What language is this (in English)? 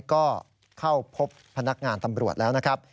Thai